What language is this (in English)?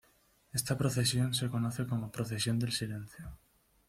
Spanish